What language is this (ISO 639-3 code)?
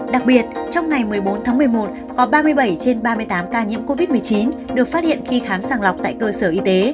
vie